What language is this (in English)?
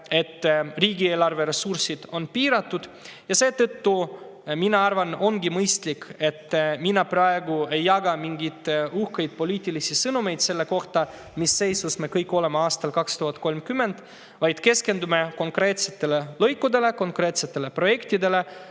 Estonian